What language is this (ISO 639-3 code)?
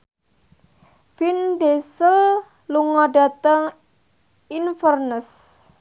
jav